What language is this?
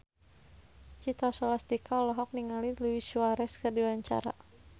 Sundanese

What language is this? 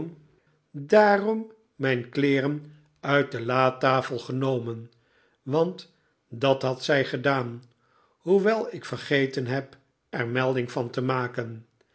Dutch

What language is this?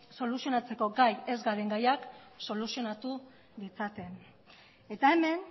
Basque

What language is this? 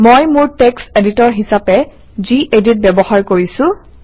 Assamese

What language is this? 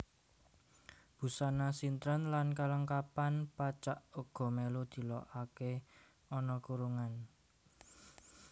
Javanese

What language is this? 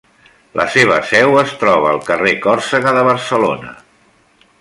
Catalan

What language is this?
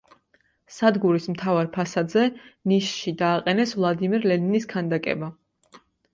Georgian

